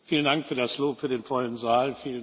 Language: German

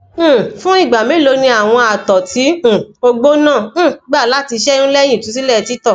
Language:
Yoruba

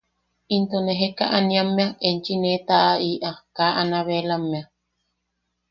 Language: Yaqui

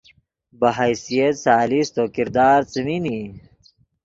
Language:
Yidgha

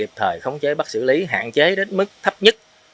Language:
Vietnamese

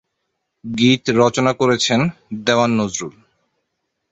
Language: Bangla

